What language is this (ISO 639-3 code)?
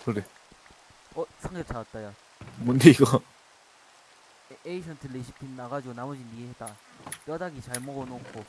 kor